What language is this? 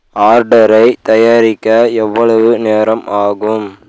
Tamil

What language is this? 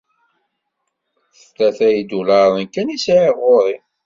Kabyle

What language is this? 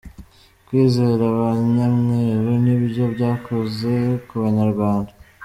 Kinyarwanda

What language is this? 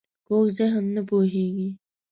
Pashto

